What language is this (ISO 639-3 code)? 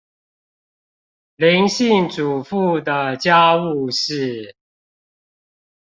zho